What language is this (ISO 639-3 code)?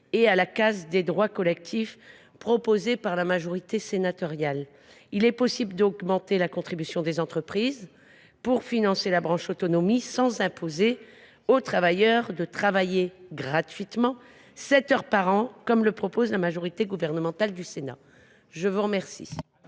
fra